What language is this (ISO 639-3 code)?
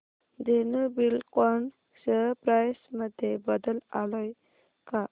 mar